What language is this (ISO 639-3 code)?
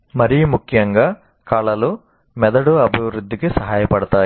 tel